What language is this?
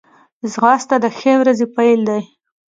Pashto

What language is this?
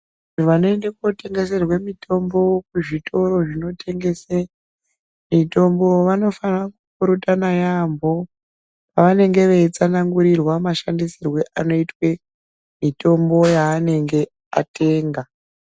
Ndau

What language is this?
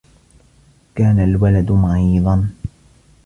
Arabic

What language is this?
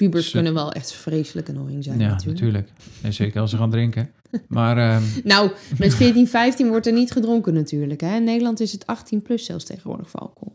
Dutch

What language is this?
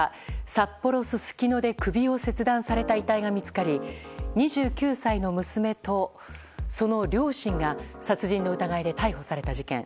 Japanese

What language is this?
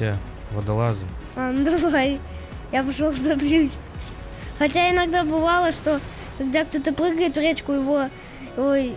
Russian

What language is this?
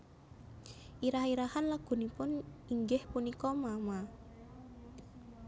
Javanese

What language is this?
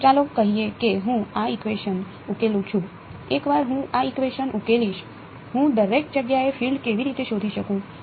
Gujarati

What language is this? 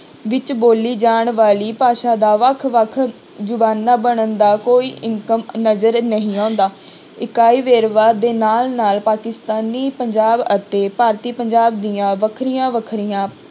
Punjabi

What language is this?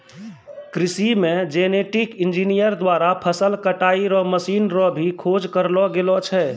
Maithili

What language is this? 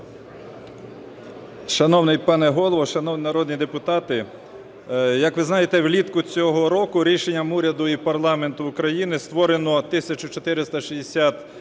Ukrainian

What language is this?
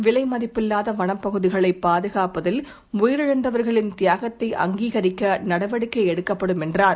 Tamil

